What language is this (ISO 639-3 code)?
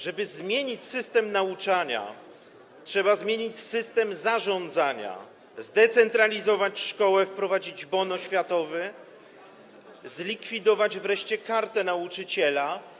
pol